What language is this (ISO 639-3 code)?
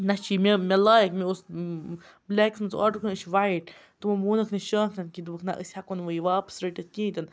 kas